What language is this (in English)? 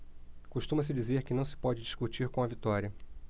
Portuguese